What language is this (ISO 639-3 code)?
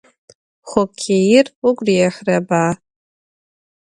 ady